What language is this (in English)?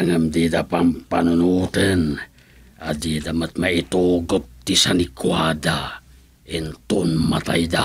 Filipino